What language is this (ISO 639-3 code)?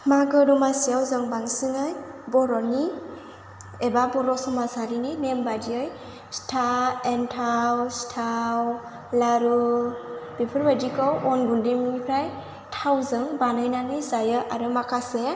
brx